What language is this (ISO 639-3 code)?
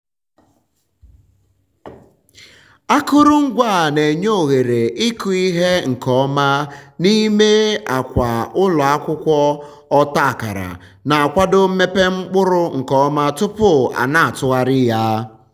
ibo